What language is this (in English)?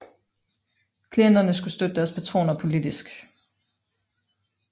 Danish